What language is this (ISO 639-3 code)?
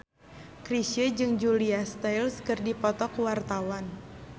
sun